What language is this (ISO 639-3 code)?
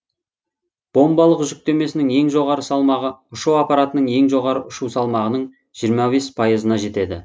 kaz